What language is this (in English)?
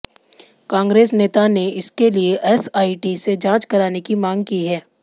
Hindi